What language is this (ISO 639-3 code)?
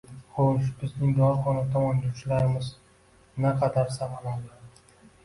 uzb